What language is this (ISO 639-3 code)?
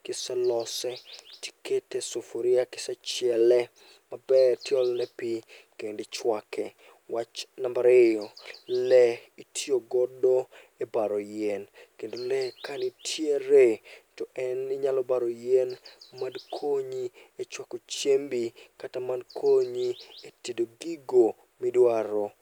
luo